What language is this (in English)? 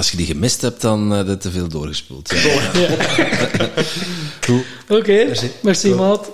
Dutch